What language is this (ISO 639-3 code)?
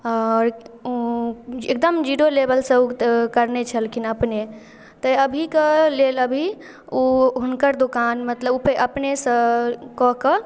mai